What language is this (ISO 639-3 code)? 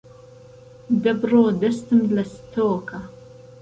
ckb